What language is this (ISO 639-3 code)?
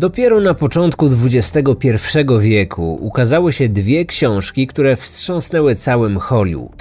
pol